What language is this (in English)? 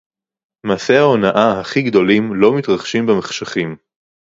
Hebrew